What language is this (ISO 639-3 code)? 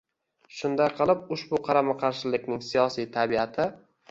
uzb